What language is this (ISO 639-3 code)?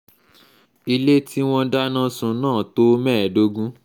yor